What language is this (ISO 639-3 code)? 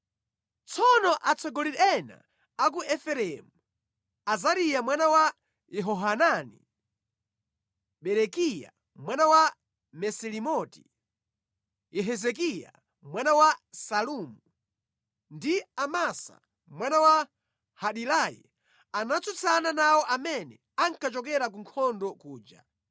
nya